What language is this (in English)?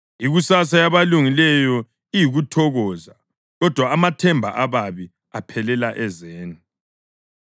North Ndebele